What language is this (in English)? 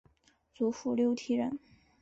Chinese